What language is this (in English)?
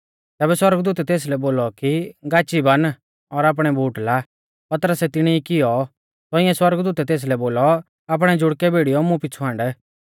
Mahasu Pahari